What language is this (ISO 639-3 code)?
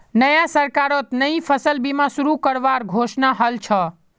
mag